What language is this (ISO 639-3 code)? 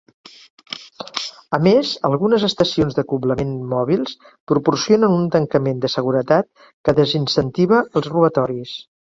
cat